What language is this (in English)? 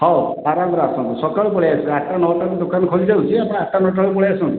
Odia